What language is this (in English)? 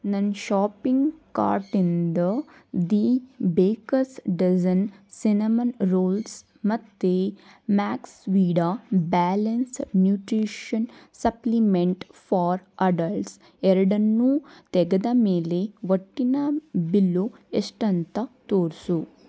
Kannada